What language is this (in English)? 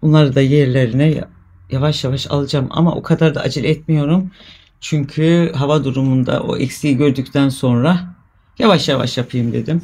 Turkish